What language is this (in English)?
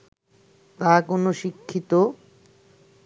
Bangla